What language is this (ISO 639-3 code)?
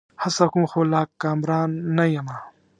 pus